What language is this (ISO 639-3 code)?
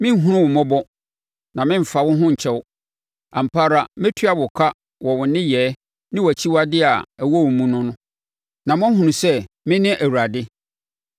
aka